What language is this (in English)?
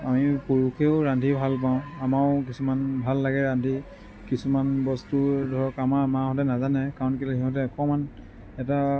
Assamese